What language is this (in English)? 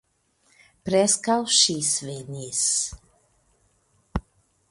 Esperanto